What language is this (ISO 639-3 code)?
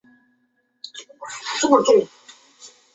zho